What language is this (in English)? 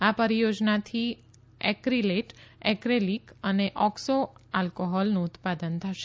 Gujarati